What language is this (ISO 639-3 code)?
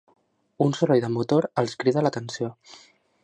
cat